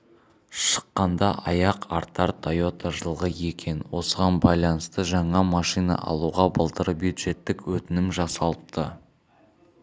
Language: Kazakh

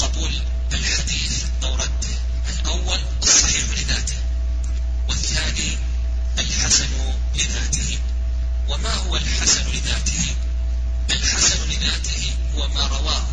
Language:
Arabic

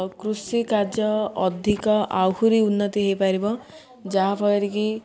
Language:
Odia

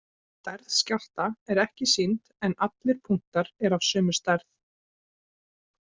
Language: Icelandic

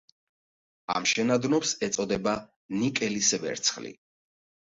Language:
Georgian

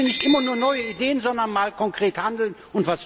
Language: German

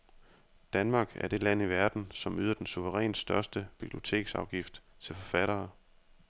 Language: Danish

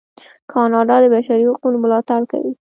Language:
Pashto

